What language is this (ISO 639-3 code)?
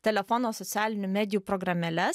lit